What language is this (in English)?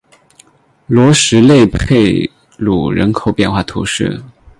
Chinese